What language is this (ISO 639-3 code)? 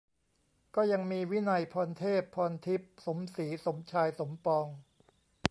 tha